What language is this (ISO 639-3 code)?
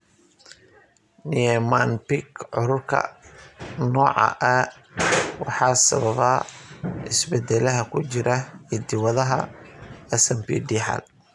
som